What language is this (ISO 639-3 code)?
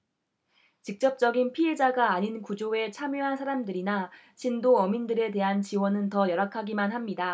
kor